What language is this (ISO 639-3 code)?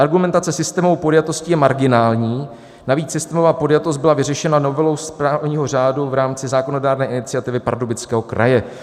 ces